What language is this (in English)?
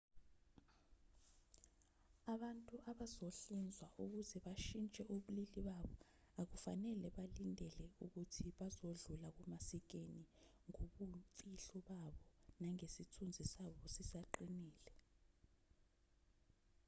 Zulu